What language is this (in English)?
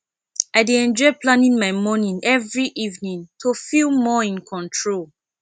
Nigerian Pidgin